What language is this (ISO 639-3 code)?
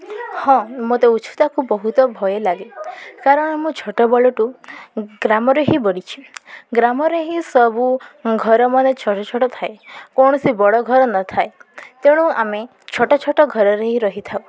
ori